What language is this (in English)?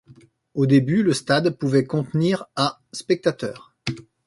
French